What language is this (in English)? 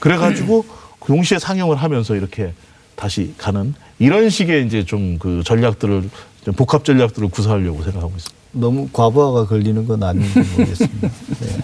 Korean